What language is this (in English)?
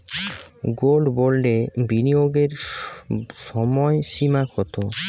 Bangla